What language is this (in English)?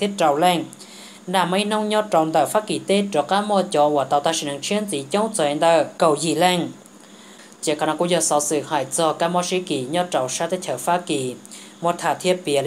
Vietnamese